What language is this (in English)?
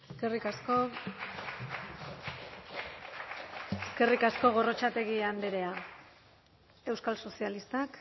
Basque